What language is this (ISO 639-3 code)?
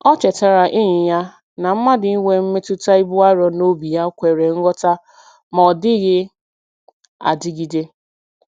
ibo